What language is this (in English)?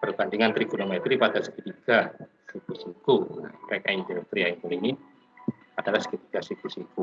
Indonesian